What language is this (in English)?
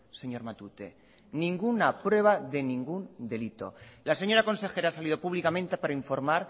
Spanish